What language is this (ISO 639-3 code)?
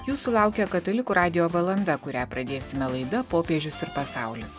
lit